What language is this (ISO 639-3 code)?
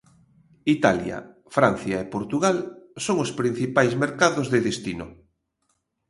glg